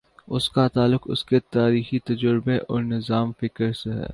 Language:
Urdu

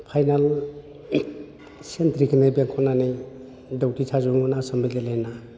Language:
Bodo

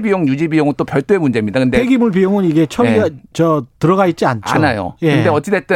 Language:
Korean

